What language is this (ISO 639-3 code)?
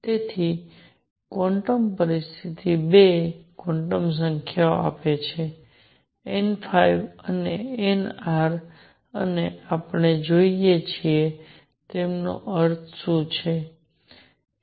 guj